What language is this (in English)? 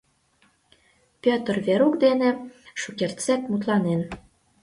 Mari